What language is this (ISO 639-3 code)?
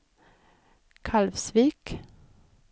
swe